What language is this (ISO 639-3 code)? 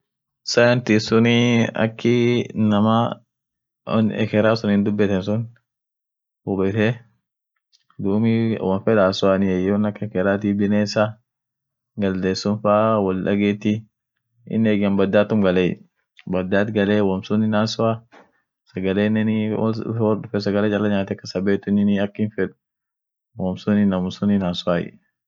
orc